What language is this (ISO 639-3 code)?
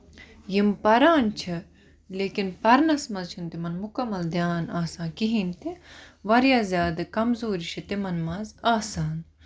kas